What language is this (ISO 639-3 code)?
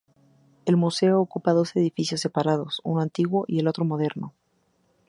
spa